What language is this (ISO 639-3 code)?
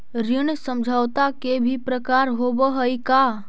mag